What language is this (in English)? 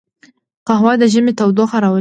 Pashto